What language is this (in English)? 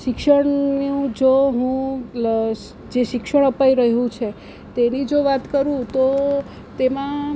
Gujarati